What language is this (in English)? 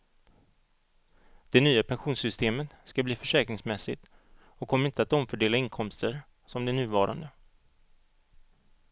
Swedish